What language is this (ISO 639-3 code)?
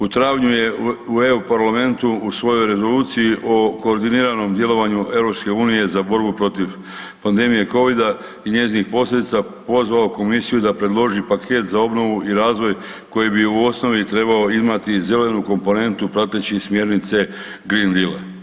hrv